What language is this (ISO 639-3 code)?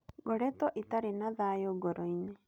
kik